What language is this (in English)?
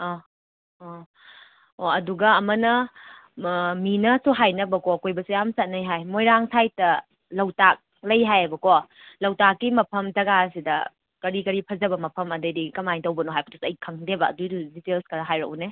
Manipuri